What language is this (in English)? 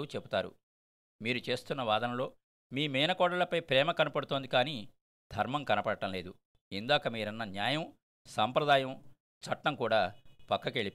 Telugu